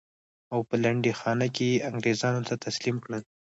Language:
Pashto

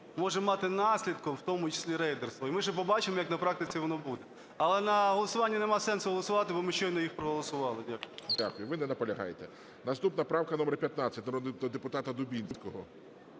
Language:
Ukrainian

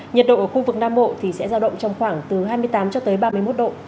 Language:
Vietnamese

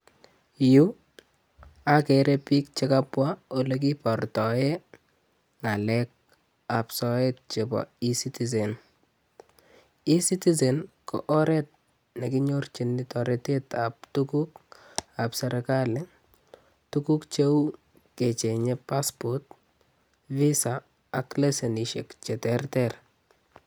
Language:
Kalenjin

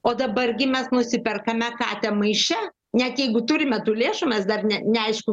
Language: Lithuanian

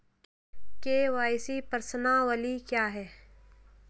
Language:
Hindi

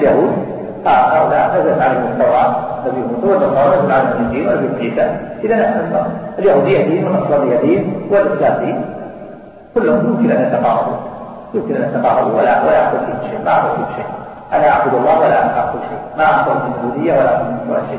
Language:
Arabic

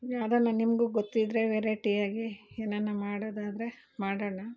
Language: Kannada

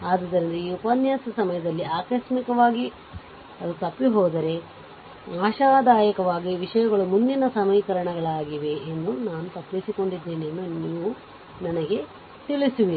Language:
Kannada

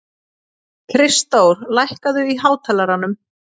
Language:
Icelandic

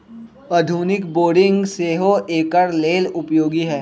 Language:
Magahi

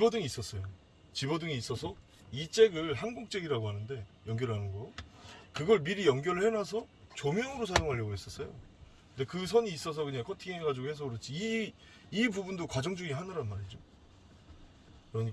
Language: Korean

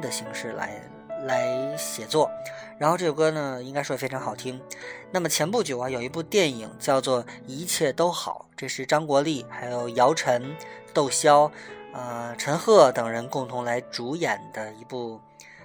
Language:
Chinese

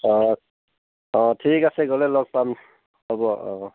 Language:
Assamese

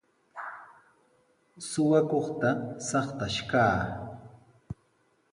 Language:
Sihuas Ancash Quechua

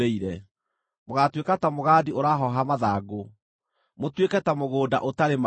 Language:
Kikuyu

